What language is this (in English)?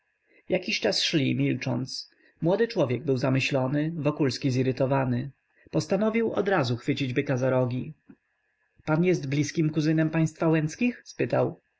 Polish